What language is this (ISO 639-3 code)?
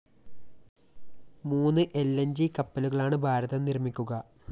mal